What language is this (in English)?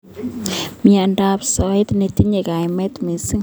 Kalenjin